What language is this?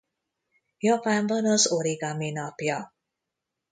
Hungarian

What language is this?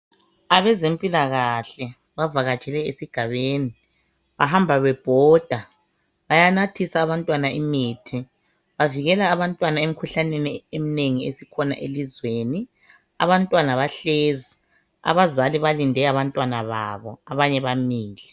North Ndebele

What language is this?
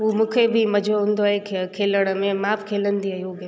Sindhi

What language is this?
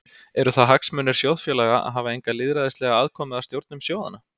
Icelandic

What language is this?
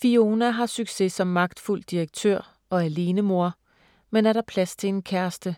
Danish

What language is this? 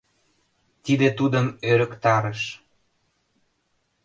Mari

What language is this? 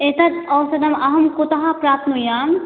Sanskrit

